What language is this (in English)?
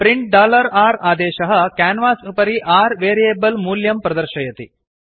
Sanskrit